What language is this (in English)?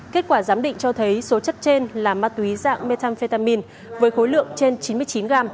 Vietnamese